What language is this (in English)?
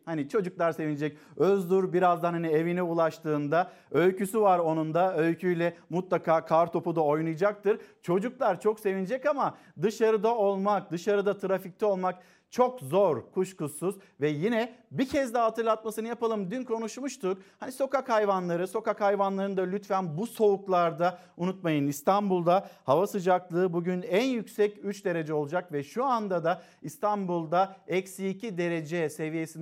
Turkish